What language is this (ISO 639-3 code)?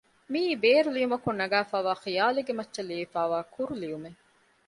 div